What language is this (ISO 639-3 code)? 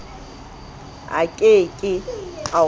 sot